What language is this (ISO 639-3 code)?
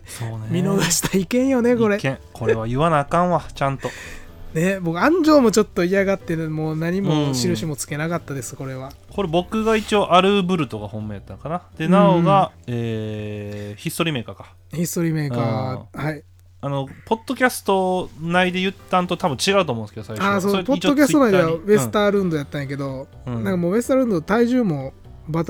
jpn